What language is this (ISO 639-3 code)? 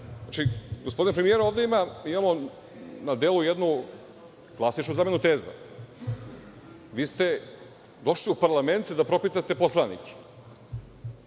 srp